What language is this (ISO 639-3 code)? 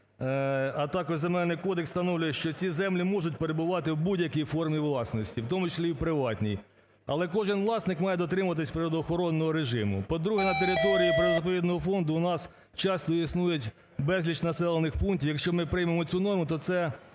ukr